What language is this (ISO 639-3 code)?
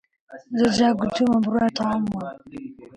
ckb